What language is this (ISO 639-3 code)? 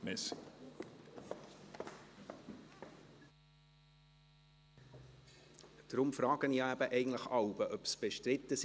gsw